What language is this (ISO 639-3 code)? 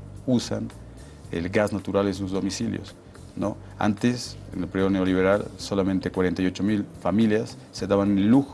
spa